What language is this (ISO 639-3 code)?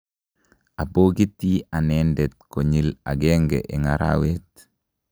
kln